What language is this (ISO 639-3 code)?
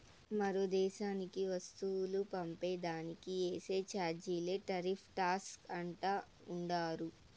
tel